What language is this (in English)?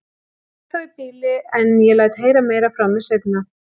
Icelandic